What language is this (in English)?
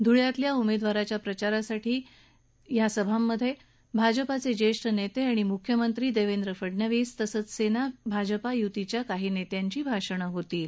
Marathi